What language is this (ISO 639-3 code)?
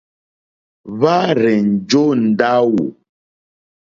bri